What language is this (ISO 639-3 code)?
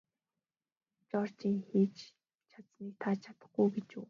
mon